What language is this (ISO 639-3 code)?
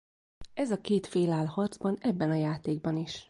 hun